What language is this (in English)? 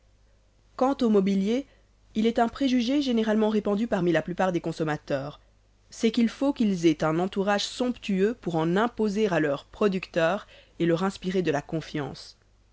French